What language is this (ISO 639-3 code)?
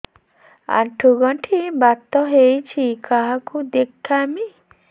ori